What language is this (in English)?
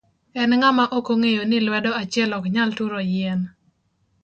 Luo (Kenya and Tanzania)